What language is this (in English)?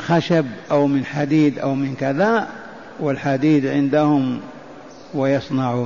Arabic